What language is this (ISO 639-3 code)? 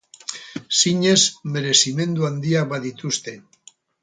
eus